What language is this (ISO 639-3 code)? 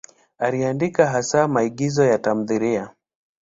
swa